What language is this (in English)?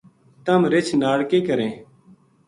Gujari